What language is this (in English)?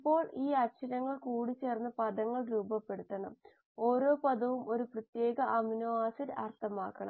Malayalam